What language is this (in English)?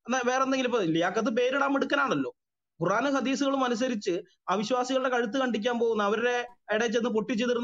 Hindi